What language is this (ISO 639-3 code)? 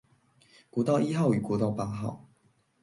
zho